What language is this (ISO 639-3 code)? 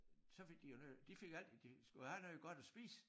dan